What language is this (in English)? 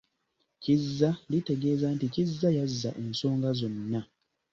Ganda